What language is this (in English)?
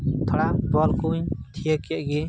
Santali